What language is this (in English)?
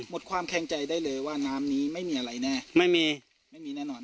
Thai